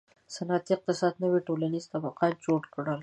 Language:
Pashto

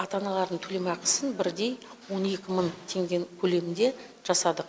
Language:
Kazakh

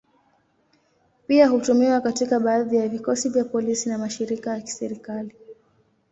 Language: Swahili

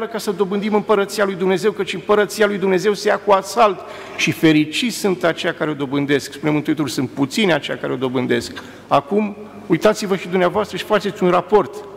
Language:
Romanian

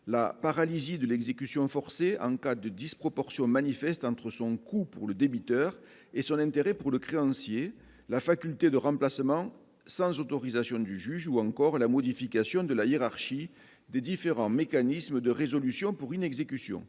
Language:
French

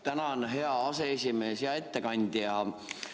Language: Estonian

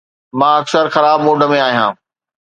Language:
Sindhi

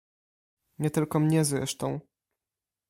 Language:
Polish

